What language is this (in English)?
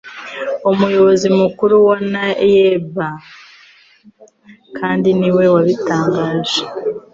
Kinyarwanda